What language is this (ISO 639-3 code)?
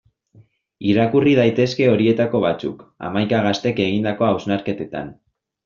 eus